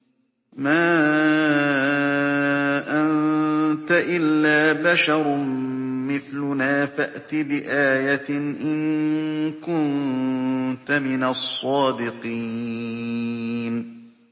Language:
Arabic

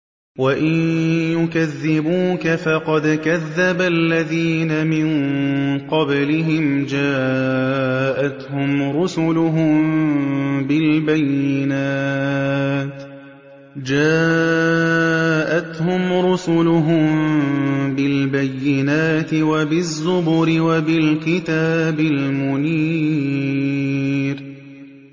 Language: Arabic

